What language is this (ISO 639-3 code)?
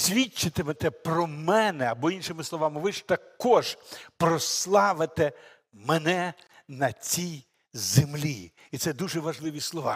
ukr